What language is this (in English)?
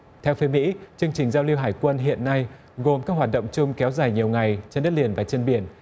Vietnamese